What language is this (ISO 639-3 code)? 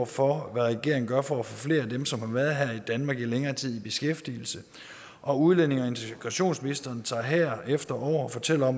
dan